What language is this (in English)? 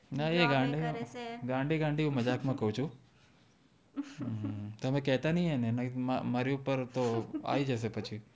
Gujarati